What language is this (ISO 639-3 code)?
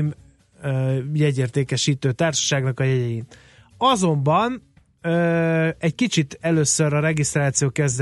hun